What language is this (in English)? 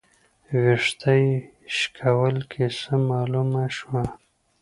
Pashto